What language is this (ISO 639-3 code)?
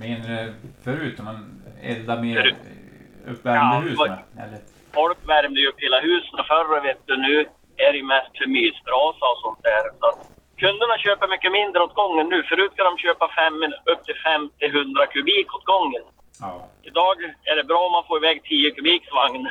swe